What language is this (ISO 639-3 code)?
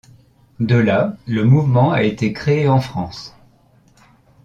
fra